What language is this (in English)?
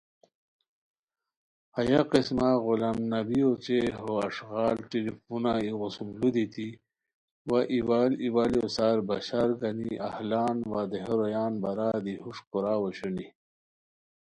Khowar